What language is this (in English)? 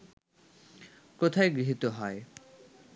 Bangla